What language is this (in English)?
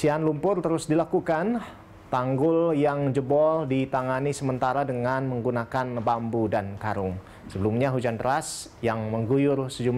Indonesian